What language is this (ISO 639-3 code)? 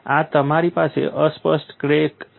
guj